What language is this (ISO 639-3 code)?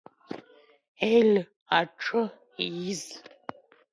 abk